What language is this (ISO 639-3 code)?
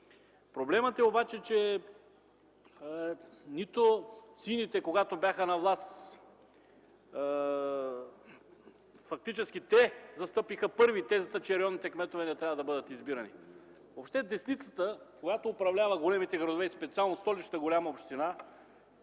bul